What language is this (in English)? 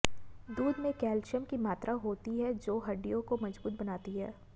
Hindi